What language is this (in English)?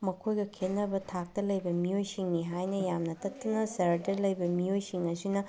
Manipuri